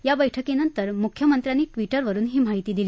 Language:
Marathi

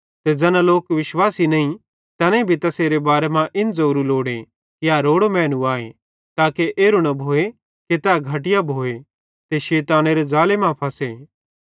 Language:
Bhadrawahi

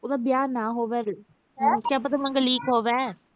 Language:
Punjabi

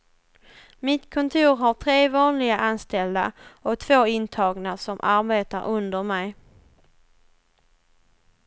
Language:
Swedish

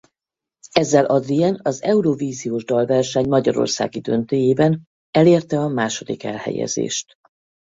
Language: Hungarian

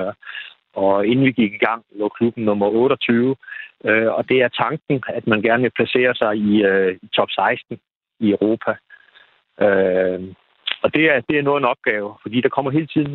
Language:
Danish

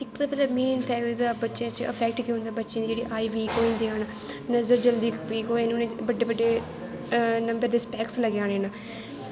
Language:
Dogri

